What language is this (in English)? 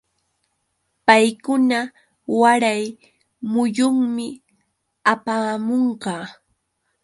Yauyos Quechua